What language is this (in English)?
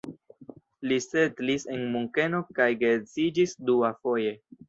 Esperanto